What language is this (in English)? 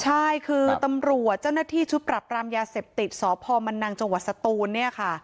Thai